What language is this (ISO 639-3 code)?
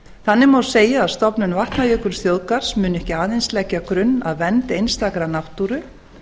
isl